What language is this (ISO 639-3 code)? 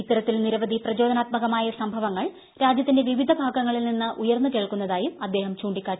mal